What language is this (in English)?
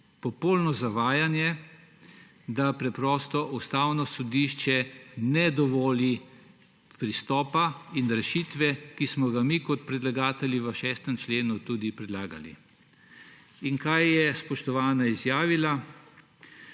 Slovenian